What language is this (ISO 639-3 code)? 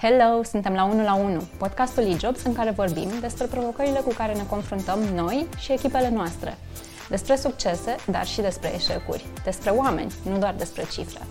ron